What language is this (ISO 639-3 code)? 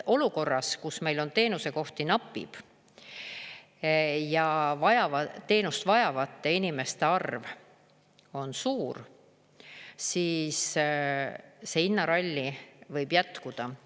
est